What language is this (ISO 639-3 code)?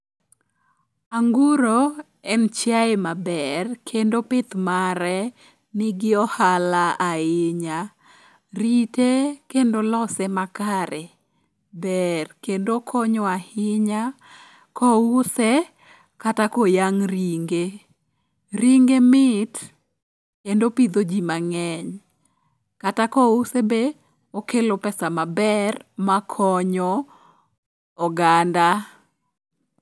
luo